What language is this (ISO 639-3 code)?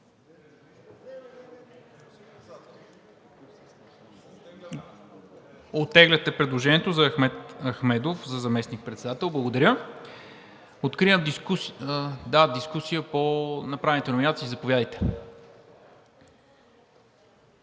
bul